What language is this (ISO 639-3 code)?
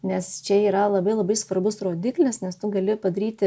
lit